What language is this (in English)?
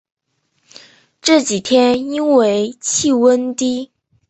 Chinese